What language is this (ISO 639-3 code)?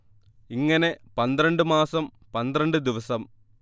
mal